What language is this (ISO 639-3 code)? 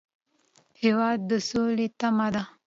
pus